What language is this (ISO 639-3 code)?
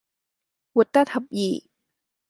yue